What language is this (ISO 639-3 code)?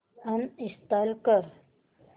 mar